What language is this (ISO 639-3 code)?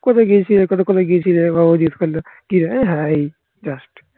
ben